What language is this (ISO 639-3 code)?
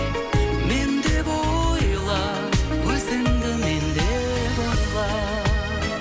kaz